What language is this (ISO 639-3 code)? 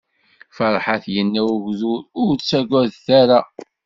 kab